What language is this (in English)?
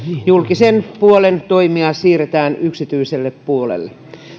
Finnish